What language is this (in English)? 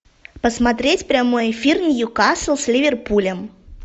Russian